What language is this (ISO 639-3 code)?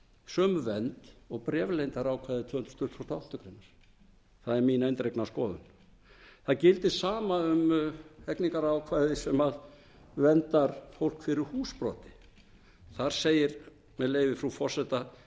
isl